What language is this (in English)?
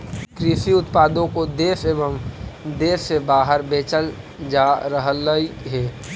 Magahi